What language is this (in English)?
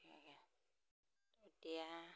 Assamese